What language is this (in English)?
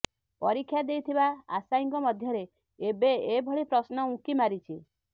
Odia